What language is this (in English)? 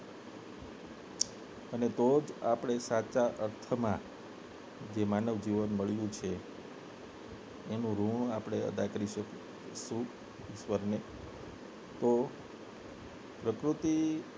Gujarati